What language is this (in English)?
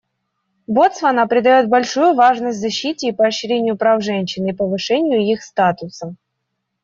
Russian